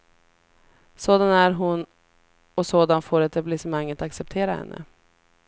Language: Swedish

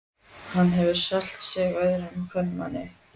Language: Icelandic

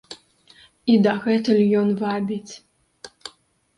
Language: Belarusian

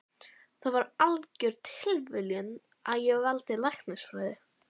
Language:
Icelandic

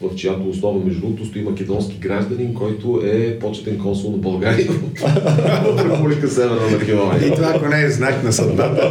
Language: Bulgarian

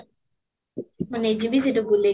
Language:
Odia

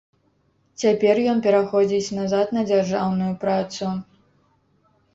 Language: Belarusian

